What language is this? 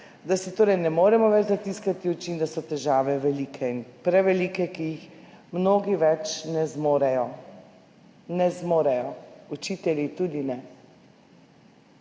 Slovenian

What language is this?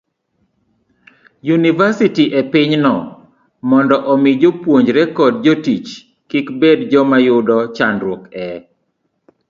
Luo (Kenya and Tanzania)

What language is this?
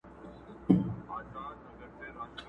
Pashto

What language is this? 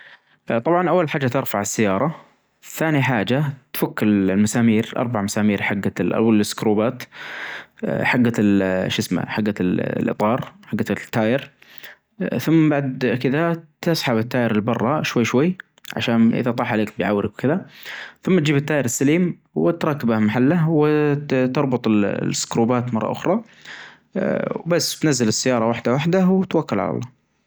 Najdi Arabic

